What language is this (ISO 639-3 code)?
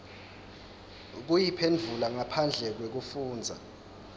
ssw